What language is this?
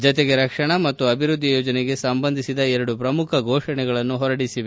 Kannada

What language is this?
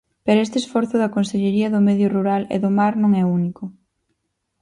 Galician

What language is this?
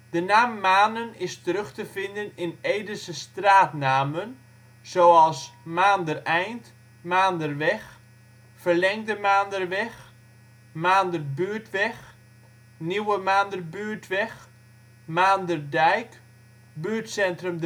Dutch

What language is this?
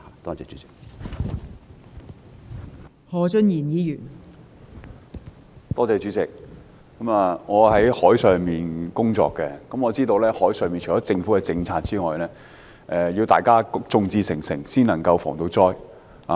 Cantonese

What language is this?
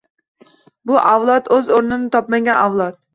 Uzbek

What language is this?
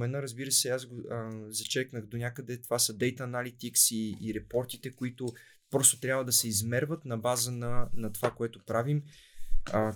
Bulgarian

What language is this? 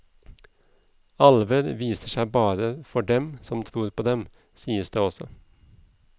Norwegian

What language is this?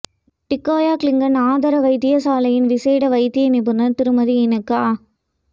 Tamil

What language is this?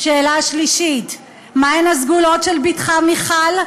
Hebrew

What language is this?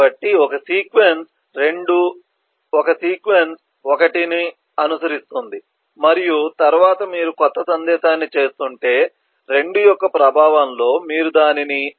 Telugu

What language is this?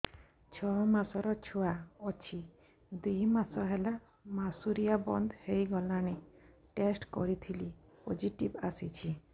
Odia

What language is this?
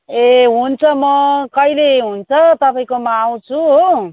Nepali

